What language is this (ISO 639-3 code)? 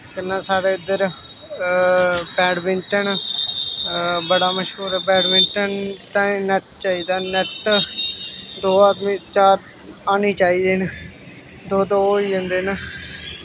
doi